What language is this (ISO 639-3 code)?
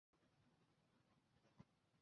zho